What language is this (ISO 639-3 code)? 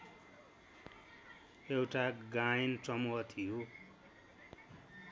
nep